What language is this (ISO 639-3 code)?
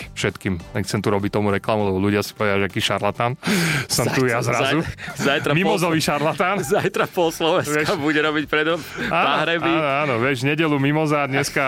slk